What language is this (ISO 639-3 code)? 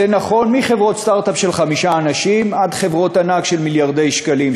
heb